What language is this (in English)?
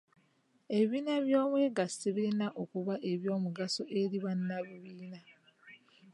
Ganda